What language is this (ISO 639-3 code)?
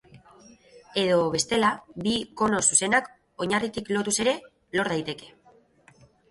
eus